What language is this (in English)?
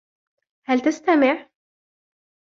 Arabic